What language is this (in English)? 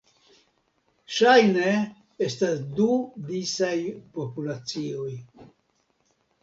Esperanto